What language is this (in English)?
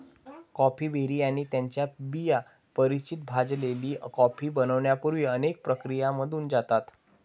Marathi